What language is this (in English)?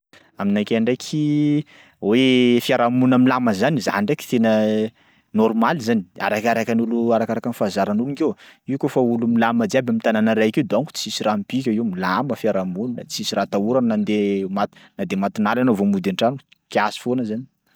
Sakalava Malagasy